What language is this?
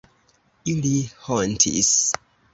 Esperanto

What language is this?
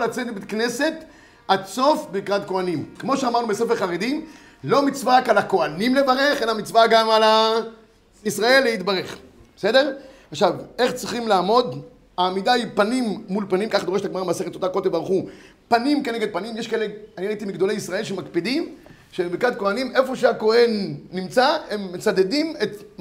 Hebrew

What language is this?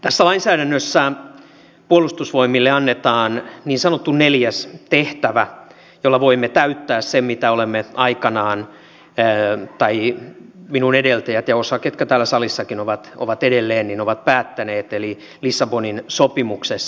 Finnish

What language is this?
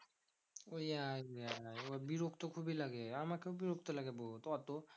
Bangla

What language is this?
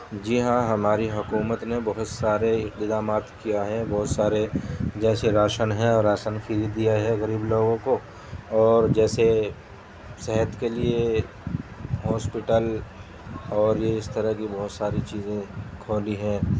Urdu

